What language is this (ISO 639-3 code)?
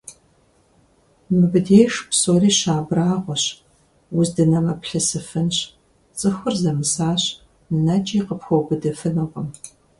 kbd